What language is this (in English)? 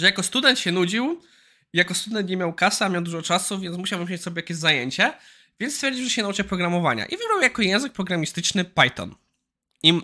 Polish